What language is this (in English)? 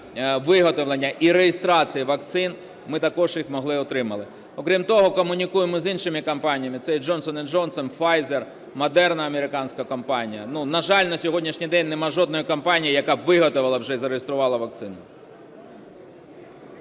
Ukrainian